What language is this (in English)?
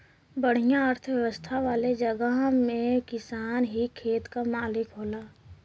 Bhojpuri